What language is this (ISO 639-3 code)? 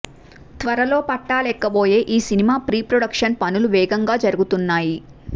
tel